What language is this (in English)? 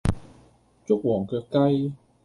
Cantonese